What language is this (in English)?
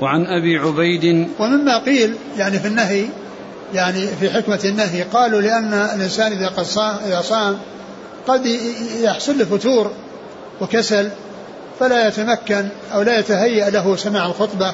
Arabic